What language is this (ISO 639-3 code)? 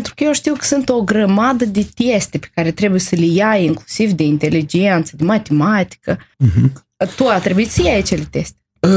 ron